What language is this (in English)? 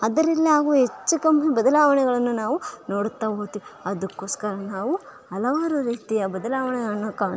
Kannada